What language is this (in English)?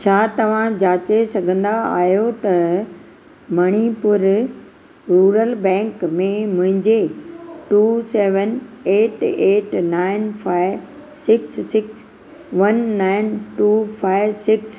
Sindhi